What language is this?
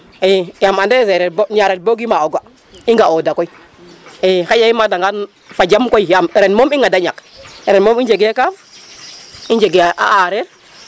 Serer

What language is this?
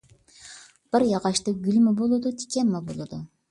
Uyghur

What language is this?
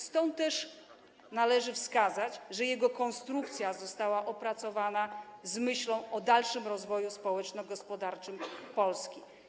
Polish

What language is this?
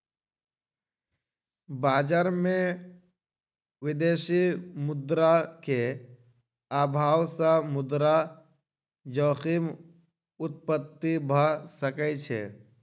Maithili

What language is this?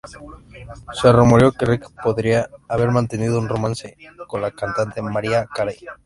Spanish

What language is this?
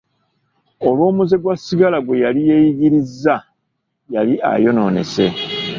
Ganda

